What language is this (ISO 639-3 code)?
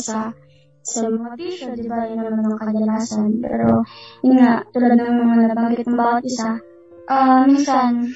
fil